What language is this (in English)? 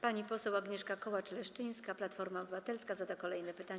Polish